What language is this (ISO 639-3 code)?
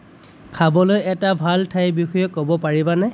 asm